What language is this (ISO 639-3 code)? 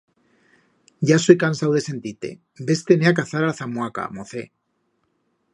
arg